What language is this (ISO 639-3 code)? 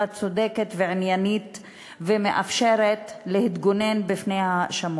heb